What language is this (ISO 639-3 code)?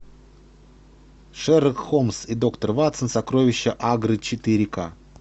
rus